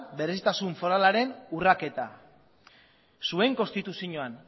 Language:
Basque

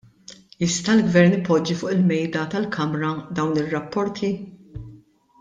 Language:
Maltese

